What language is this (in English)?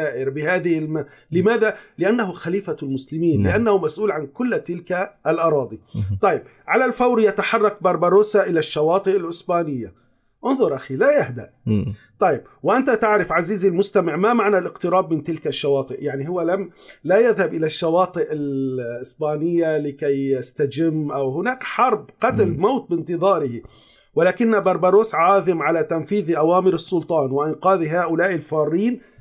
Arabic